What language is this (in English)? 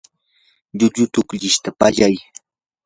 Yanahuanca Pasco Quechua